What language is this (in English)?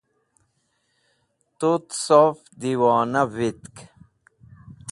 Wakhi